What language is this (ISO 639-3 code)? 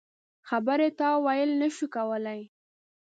pus